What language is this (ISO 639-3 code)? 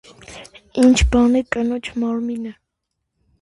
hye